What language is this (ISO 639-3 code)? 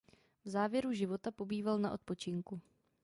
ces